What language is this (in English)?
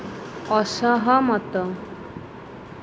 Odia